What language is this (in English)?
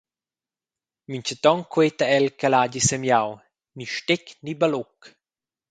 Romansh